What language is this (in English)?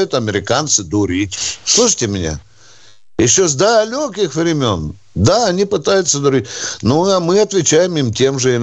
Russian